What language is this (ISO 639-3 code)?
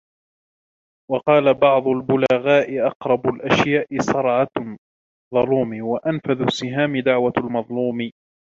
ara